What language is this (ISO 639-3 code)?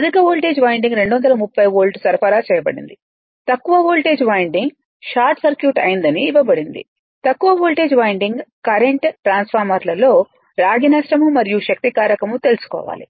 tel